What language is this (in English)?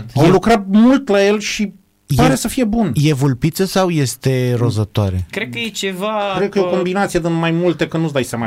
Romanian